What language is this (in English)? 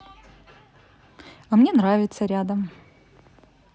Russian